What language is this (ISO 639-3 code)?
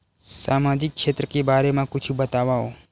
hne